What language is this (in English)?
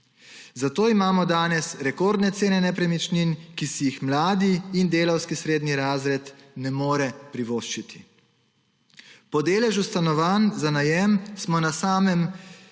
Slovenian